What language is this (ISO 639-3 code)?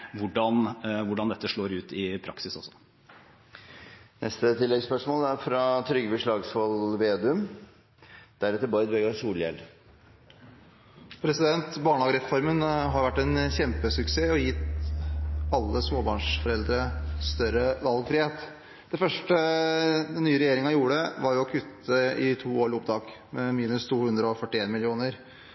nor